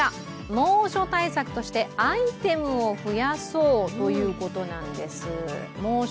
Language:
Japanese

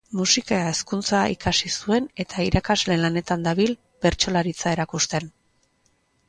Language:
Basque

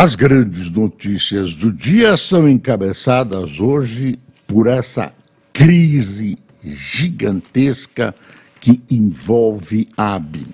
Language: Portuguese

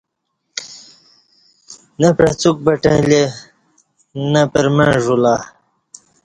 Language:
Kati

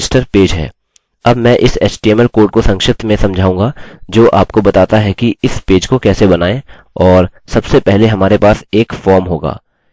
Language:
Hindi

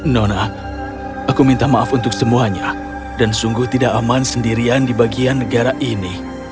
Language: Indonesian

